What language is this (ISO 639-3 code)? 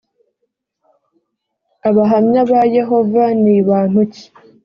kin